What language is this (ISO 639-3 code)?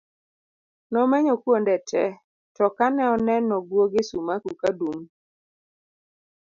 luo